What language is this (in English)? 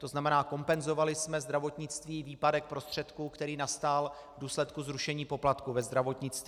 Czech